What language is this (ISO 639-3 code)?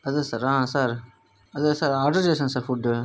tel